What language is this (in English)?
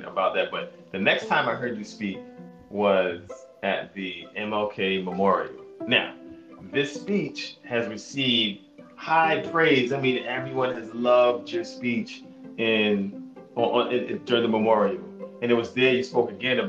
English